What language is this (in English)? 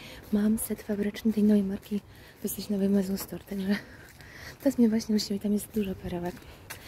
Polish